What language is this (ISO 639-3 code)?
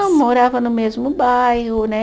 por